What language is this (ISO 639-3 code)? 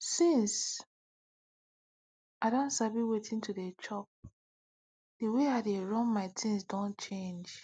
pcm